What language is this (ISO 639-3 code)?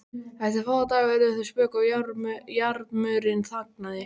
isl